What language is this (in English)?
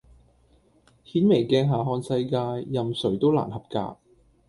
Cantonese